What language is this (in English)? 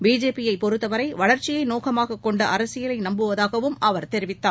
Tamil